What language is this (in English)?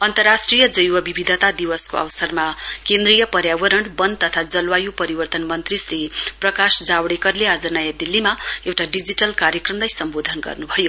Nepali